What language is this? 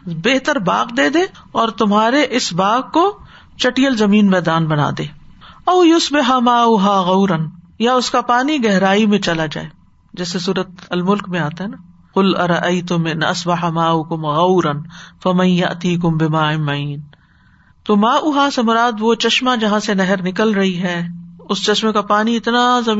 Urdu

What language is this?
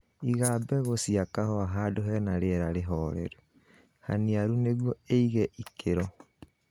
Kikuyu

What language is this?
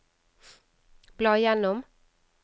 Norwegian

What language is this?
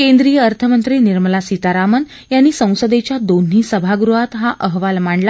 Marathi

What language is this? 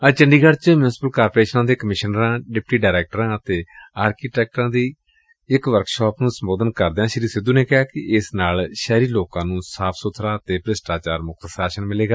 Punjabi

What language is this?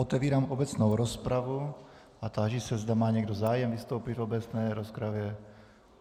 Czech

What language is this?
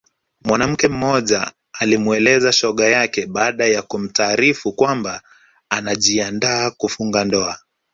Swahili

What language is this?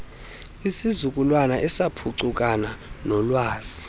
Xhosa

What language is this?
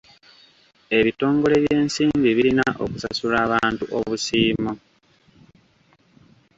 Ganda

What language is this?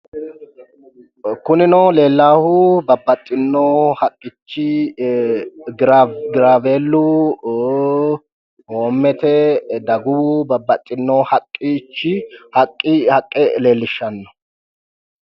Sidamo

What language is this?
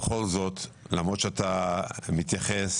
Hebrew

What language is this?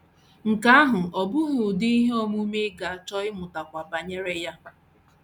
Igbo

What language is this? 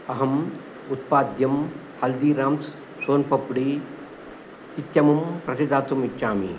Sanskrit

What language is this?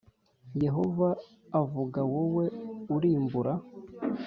Kinyarwanda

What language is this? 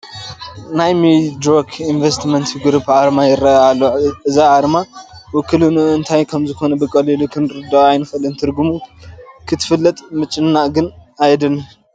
Tigrinya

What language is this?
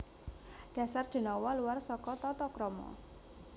Javanese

